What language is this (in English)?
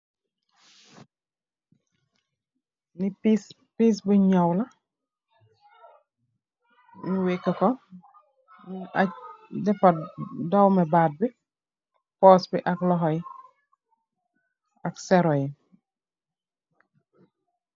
Wolof